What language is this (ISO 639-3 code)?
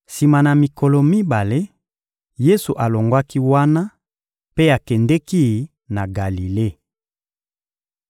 lin